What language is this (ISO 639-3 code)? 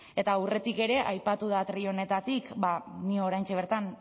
eus